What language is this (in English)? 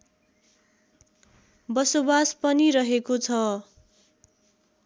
Nepali